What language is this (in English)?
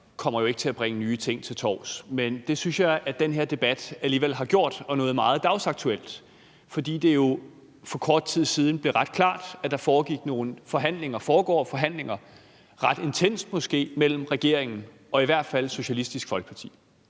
Danish